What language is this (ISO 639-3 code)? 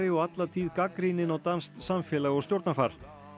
isl